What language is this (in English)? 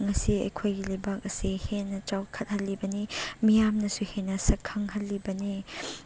Manipuri